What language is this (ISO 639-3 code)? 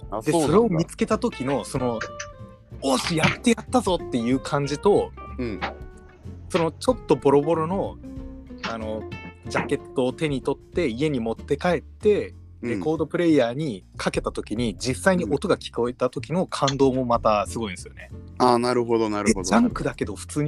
jpn